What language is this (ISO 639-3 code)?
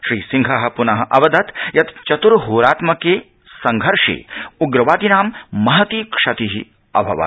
san